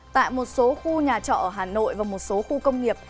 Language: Vietnamese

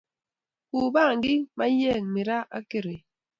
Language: Kalenjin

